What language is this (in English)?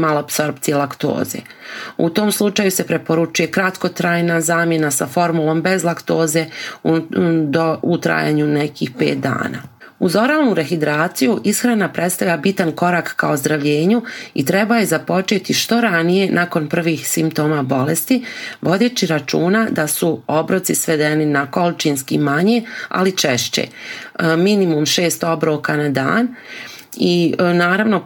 Croatian